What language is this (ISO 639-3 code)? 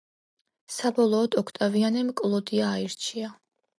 kat